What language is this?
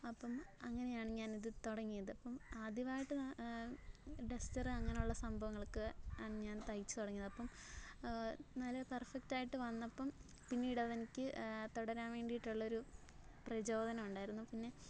Malayalam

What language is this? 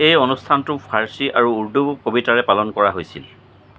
Assamese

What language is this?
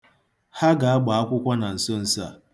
Igbo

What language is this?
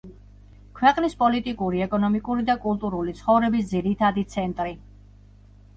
Georgian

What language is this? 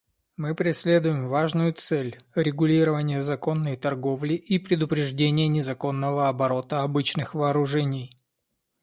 Russian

